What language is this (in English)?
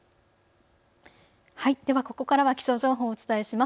Japanese